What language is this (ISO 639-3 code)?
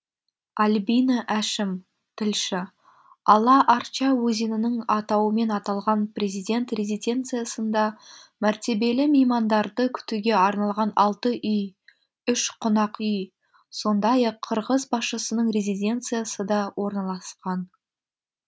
kaz